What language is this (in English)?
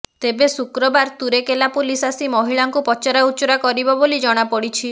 Odia